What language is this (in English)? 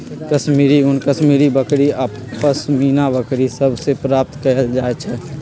Magahi